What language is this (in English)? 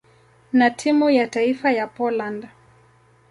Swahili